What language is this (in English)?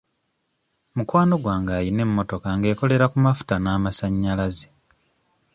Ganda